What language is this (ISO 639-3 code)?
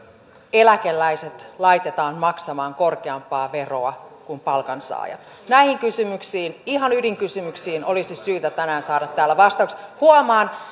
fin